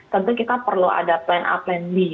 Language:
Indonesian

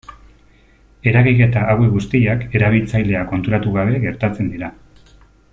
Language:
Basque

